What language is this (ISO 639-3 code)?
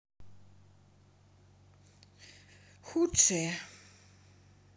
rus